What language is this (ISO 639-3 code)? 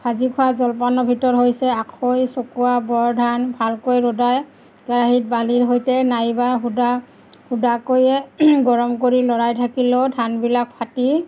asm